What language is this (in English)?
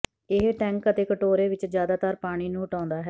Punjabi